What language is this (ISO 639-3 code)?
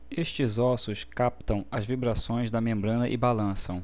por